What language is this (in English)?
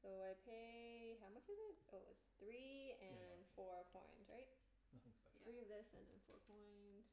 English